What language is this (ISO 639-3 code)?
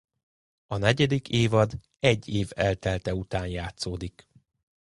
hun